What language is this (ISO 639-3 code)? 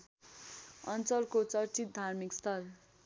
nep